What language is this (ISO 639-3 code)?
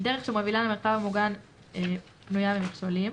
heb